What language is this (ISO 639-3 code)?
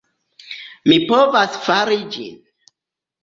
epo